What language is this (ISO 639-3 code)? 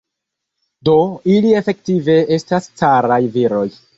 epo